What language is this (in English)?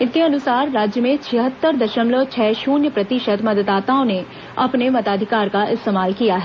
Hindi